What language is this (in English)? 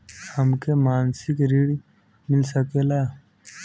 Bhojpuri